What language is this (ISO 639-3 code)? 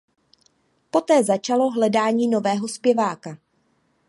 ces